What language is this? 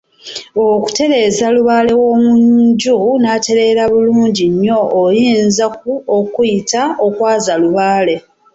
Ganda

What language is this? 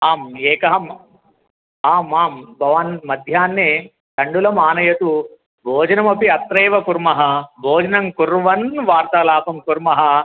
Sanskrit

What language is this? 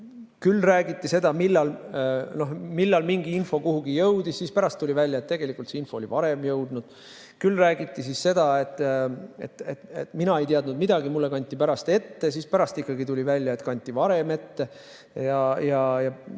Estonian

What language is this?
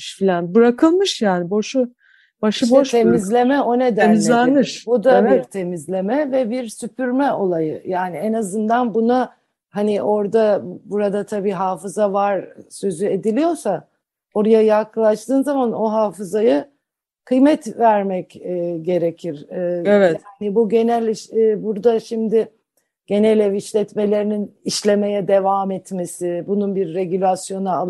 Turkish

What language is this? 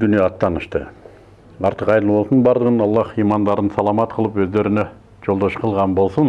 Turkish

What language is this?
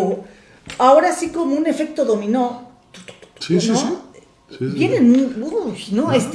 Spanish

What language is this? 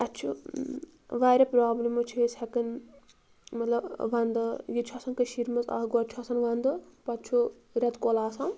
Kashmiri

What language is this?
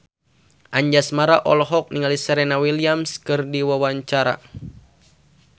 Sundanese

